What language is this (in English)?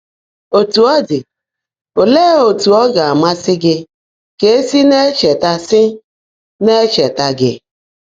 Igbo